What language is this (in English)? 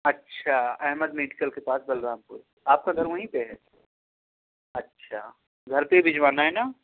Urdu